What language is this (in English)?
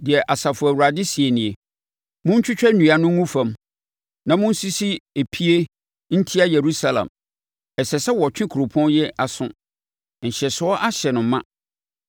Akan